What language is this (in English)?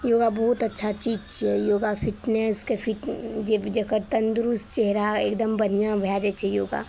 Maithili